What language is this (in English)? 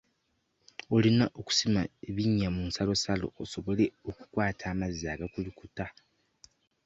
Ganda